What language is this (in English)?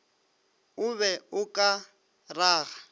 Northern Sotho